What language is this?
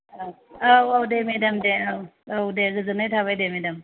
Bodo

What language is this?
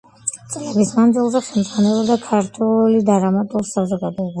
Georgian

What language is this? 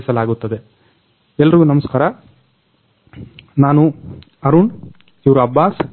Kannada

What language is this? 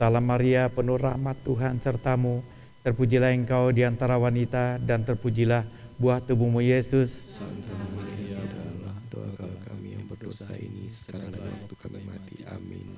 Indonesian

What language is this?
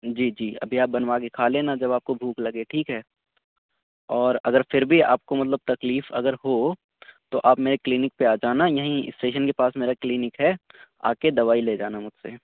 Urdu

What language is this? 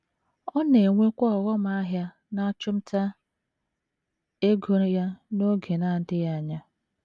Igbo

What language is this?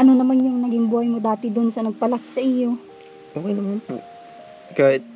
Filipino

